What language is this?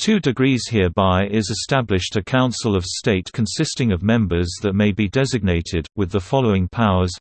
English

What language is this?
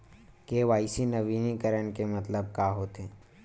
Chhattisgarhi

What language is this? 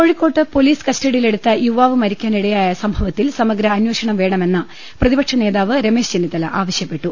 Malayalam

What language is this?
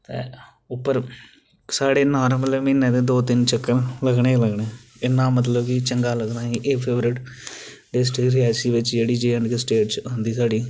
Dogri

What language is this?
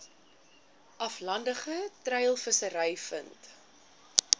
Afrikaans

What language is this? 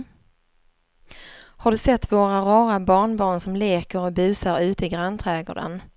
Swedish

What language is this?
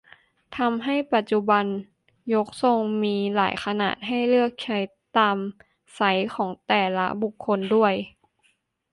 Thai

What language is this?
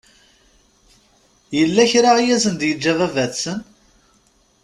Kabyle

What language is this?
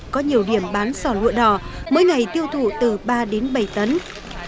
Vietnamese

